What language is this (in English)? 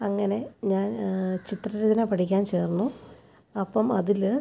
Malayalam